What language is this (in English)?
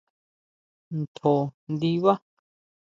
Huautla Mazatec